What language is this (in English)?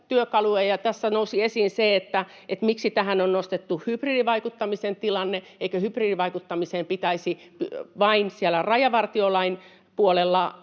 Finnish